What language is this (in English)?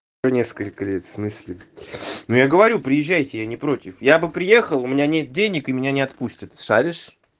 Russian